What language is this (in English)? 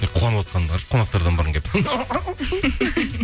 Kazakh